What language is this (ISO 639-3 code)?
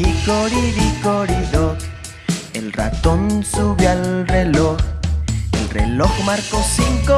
spa